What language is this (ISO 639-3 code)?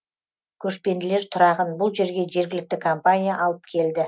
kaz